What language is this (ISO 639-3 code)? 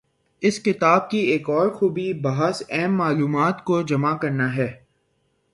urd